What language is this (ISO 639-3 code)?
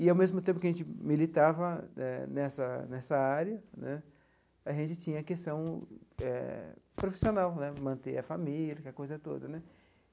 por